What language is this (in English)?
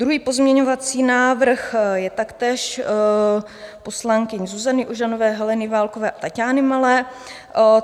Czech